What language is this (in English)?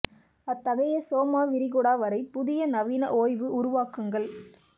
Tamil